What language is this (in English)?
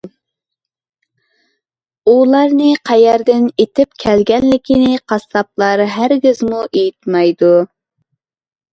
Uyghur